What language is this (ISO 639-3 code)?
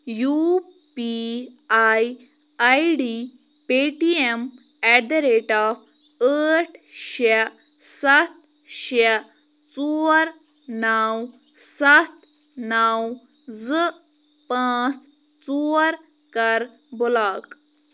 kas